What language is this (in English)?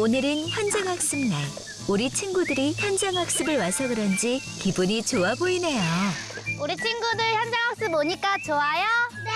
Korean